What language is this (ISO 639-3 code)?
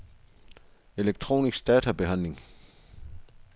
dan